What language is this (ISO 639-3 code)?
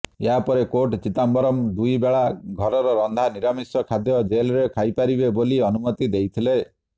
ori